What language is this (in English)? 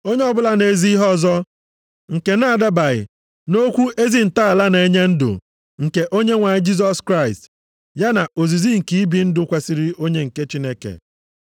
Igbo